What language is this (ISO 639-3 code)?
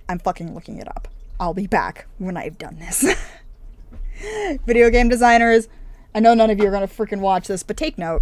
eng